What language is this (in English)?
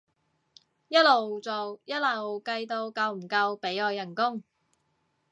Cantonese